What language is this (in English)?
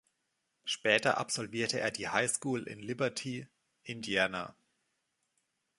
German